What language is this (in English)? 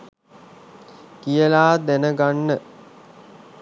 Sinhala